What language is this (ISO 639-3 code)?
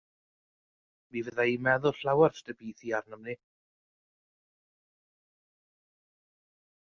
cym